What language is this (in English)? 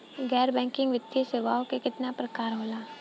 Bhojpuri